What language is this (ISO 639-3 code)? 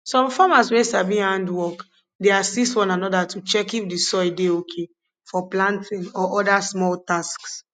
pcm